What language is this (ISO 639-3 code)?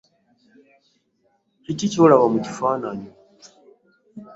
lug